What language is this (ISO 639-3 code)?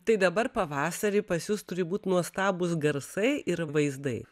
lit